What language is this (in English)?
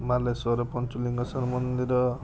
Odia